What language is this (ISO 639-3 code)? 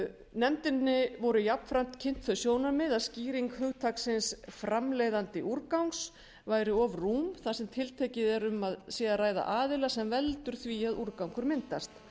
isl